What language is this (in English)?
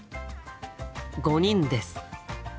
Japanese